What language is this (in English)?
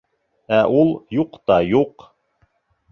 Bashkir